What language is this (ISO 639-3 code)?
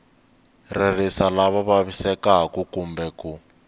tso